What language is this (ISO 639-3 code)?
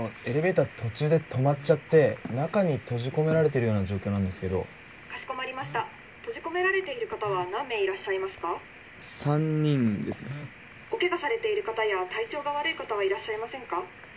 jpn